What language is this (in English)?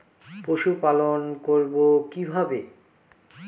Bangla